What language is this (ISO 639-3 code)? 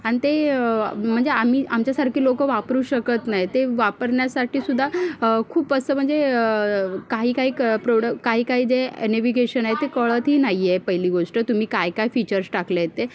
mar